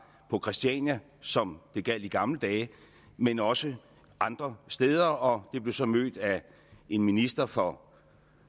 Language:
Danish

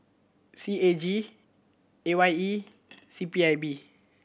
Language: English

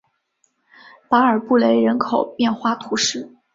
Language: Chinese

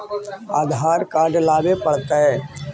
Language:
Magahi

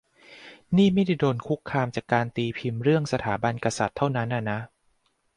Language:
Thai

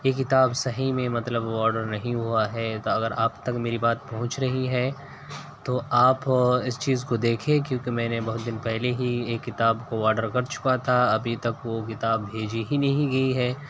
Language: Urdu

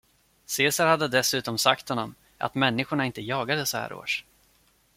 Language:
Swedish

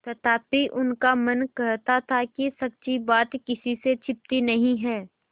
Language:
Hindi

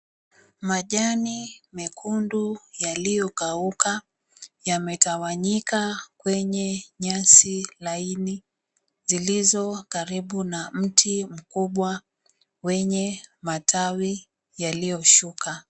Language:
Swahili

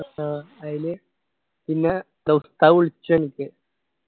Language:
Malayalam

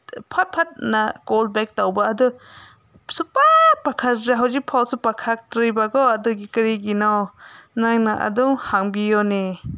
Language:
Manipuri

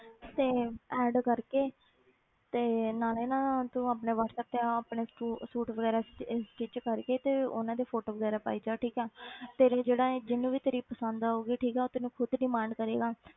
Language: Punjabi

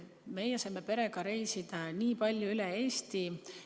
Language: Estonian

